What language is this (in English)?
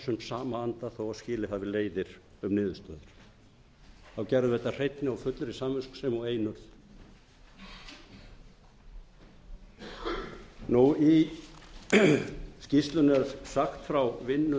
Icelandic